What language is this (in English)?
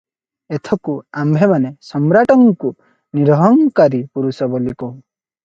Odia